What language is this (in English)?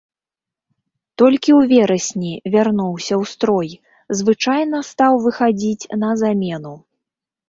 Belarusian